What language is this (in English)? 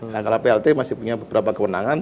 Indonesian